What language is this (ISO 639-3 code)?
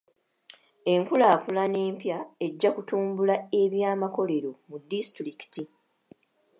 lug